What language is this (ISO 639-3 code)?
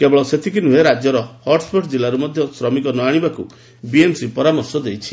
ori